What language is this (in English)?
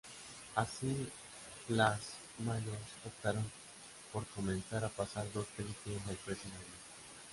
Spanish